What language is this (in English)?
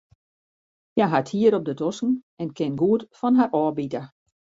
Western Frisian